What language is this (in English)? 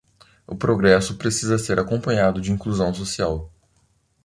Portuguese